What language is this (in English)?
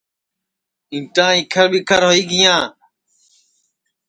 Sansi